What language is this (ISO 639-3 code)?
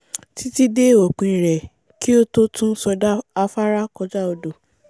yor